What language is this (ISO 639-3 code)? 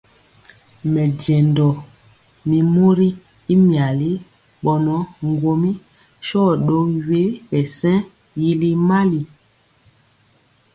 mcx